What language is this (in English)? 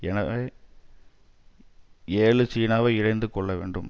Tamil